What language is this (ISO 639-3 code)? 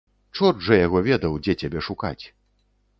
bel